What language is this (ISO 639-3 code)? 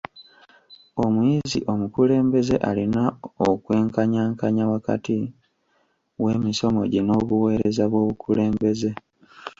lug